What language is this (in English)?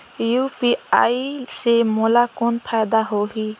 Chhattisgarhi